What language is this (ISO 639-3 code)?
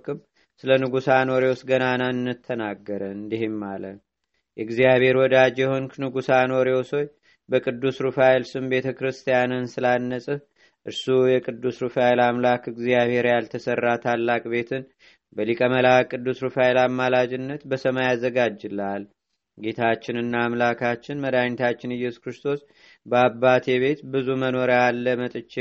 amh